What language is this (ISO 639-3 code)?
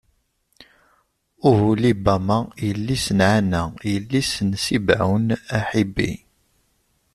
kab